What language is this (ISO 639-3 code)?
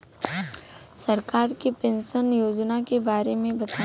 bho